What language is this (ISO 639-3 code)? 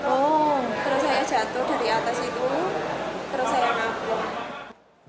ind